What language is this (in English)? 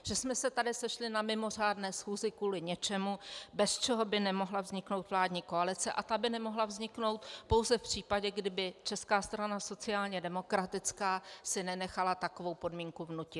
Czech